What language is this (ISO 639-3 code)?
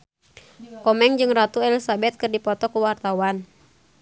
sun